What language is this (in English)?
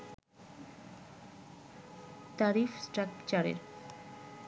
Bangla